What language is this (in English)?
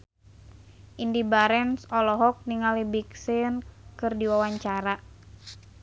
Sundanese